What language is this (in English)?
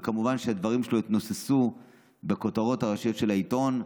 Hebrew